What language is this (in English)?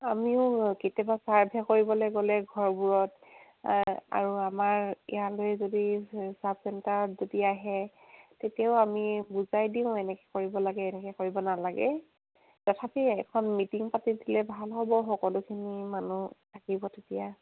Assamese